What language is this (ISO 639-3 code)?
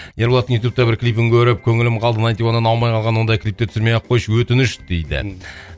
kaz